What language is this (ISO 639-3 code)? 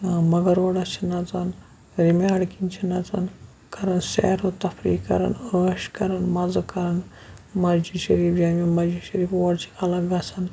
kas